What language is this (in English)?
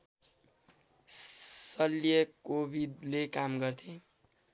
Nepali